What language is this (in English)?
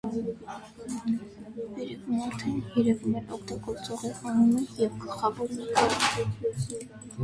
Armenian